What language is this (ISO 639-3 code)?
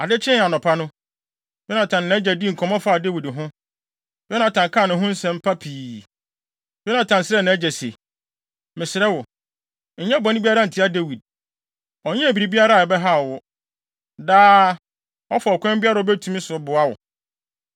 aka